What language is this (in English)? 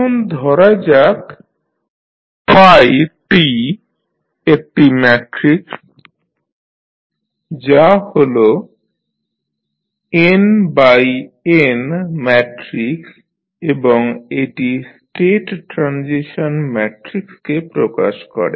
Bangla